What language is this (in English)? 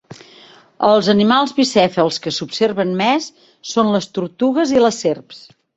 Catalan